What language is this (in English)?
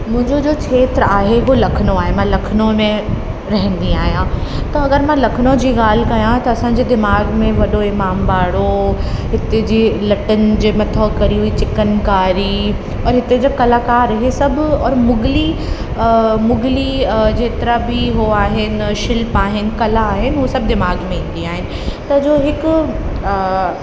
Sindhi